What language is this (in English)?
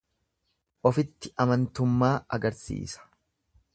Oromo